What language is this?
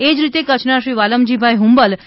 Gujarati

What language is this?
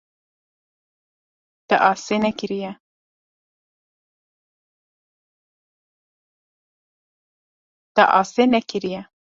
Kurdish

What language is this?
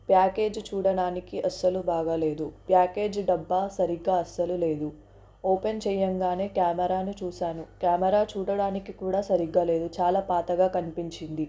Telugu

